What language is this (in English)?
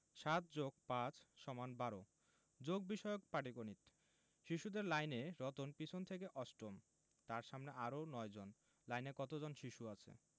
Bangla